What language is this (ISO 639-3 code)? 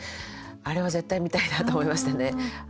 jpn